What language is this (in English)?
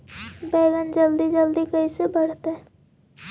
Magahi